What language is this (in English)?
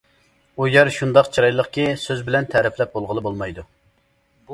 Uyghur